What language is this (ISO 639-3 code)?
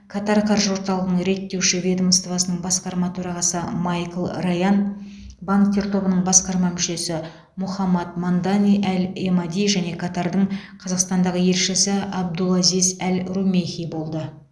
kaz